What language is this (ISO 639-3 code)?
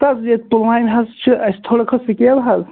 kas